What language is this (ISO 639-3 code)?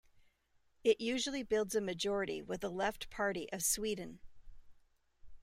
eng